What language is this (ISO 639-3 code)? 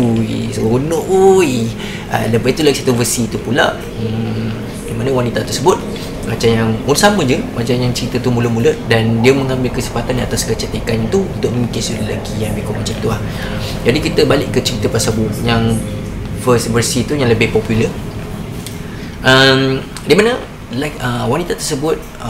msa